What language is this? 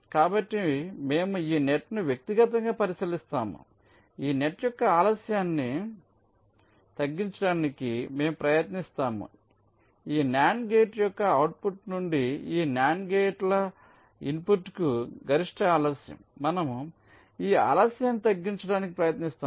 Telugu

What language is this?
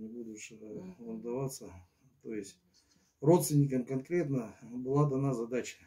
Russian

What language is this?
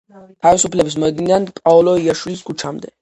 Georgian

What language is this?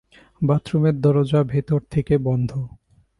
Bangla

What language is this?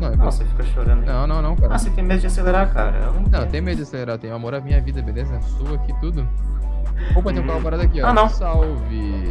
Portuguese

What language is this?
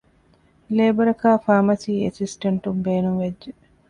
Divehi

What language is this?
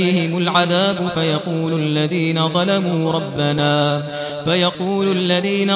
Arabic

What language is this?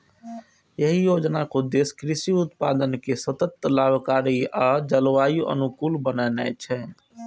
Maithili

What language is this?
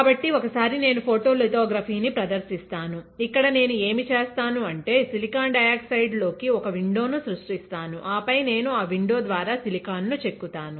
Telugu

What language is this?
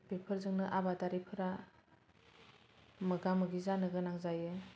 Bodo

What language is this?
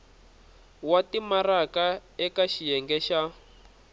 Tsonga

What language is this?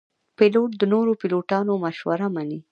Pashto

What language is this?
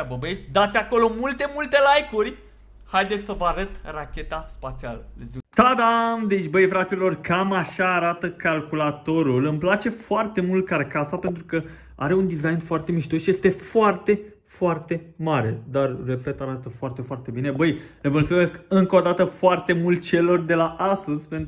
Romanian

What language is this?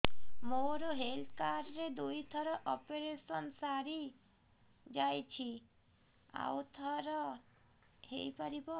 Odia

